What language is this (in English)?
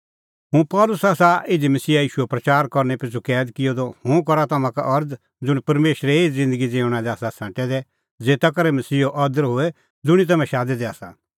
Kullu Pahari